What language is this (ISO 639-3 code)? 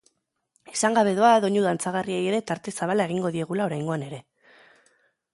eus